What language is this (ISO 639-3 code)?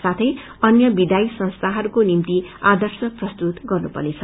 nep